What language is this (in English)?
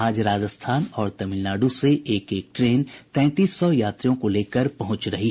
Hindi